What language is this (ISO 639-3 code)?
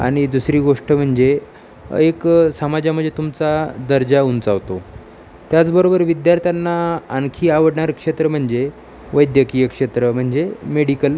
mar